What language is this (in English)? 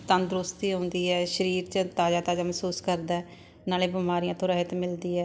Punjabi